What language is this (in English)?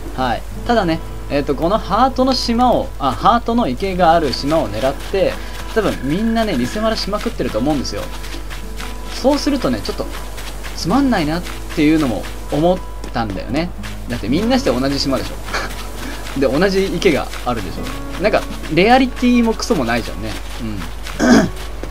Japanese